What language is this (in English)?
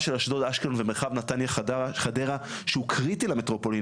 Hebrew